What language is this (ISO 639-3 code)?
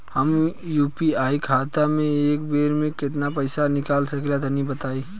bho